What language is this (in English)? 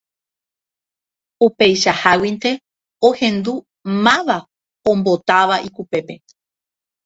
Guarani